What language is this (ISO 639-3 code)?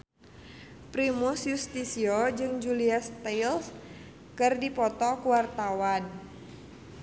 sun